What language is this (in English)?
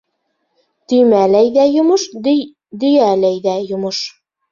Bashkir